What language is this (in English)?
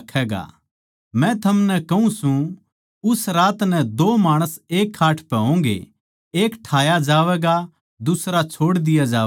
Haryanvi